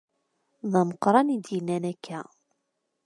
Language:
Kabyle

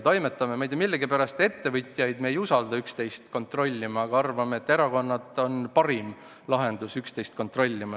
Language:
Estonian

